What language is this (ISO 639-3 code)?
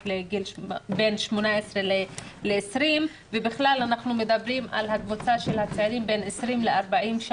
heb